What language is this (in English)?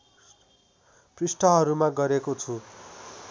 Nepali